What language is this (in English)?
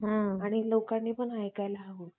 Marathi